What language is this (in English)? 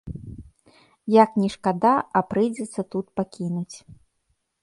Belarusian